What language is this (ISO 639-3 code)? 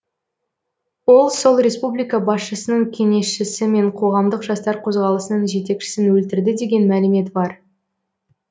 kaz